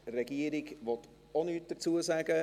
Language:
Swiss German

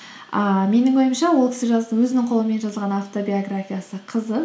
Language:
Kazakh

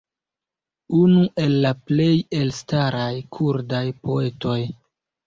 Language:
Esperanto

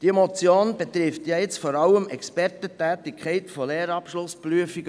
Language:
Swiss German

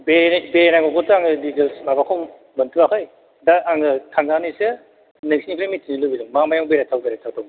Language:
Bodo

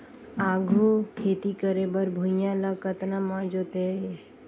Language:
Chhattisgarhi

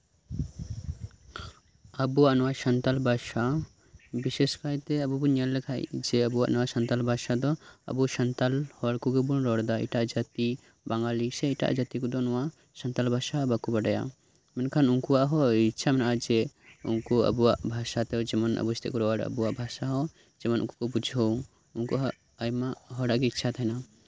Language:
Santali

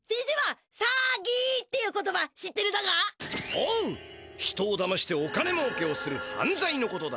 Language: Japanese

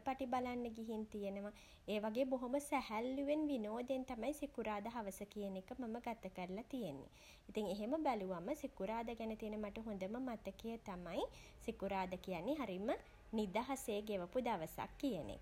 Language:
Sinhala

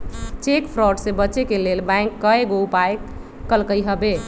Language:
Magahi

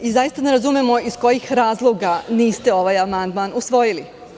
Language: Serbian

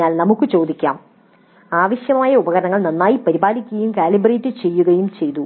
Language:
Malayalam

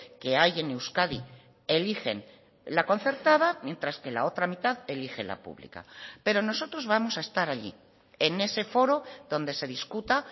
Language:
Spanish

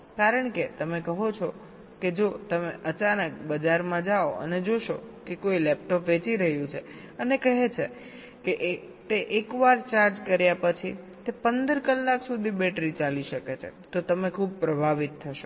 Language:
Gujarati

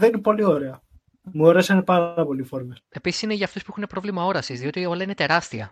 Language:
Greek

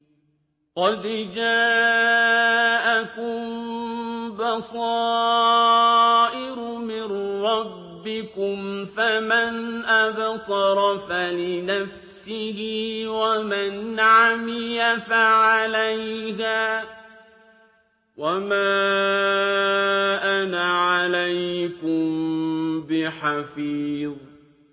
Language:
Arabic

